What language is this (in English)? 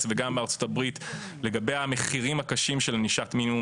Hebrew